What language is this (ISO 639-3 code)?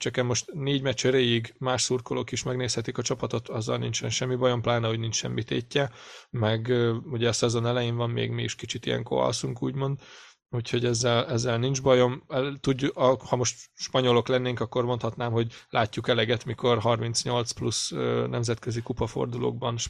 hun